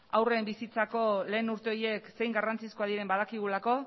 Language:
Basque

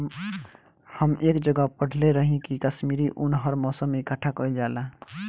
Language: Bhojpuri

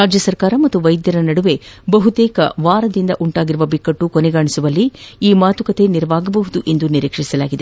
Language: Kannada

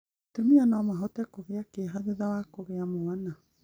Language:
Kikuyu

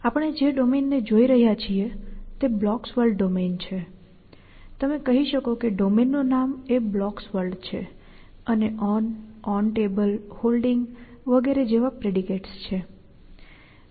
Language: Gujarati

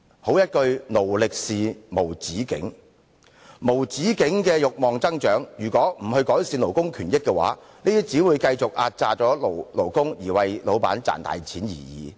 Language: Cantonese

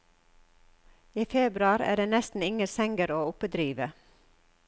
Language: Norwegian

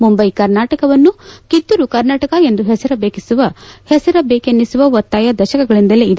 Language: Kannada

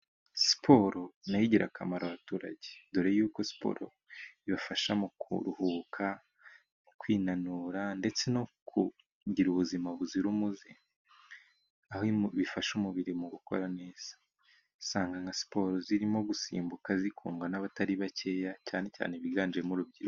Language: Kinyarwanda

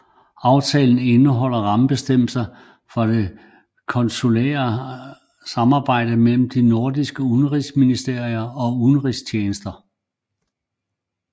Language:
Danish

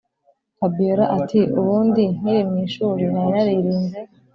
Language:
Kinyarwanda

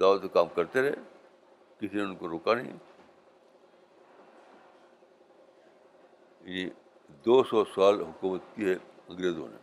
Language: Urdu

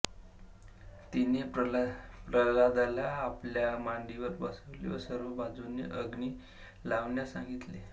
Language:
Marathi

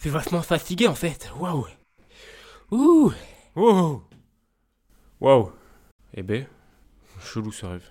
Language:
French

